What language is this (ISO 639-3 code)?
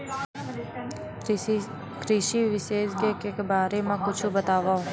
hne